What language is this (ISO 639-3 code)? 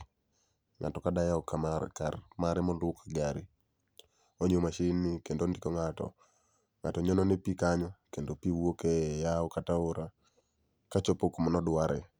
luo